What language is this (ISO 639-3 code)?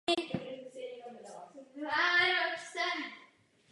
ces